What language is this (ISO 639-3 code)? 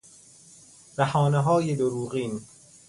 fas